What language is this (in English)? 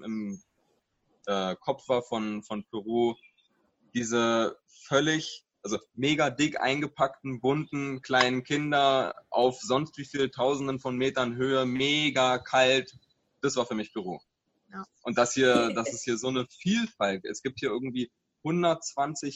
German